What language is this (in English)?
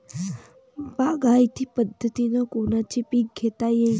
Marathi